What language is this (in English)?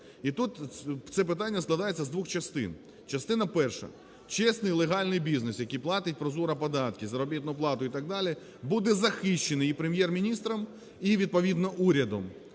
Ukrainian